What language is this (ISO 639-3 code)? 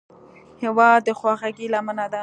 pus